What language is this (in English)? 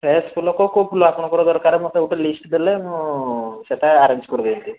Odia